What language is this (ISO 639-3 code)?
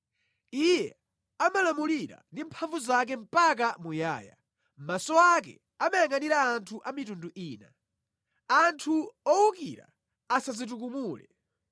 nya